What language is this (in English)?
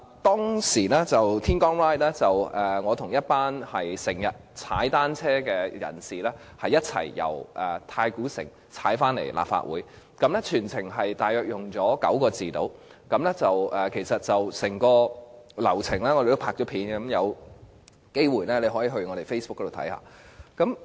Cantonese